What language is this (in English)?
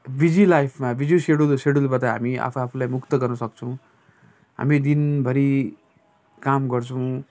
Nepali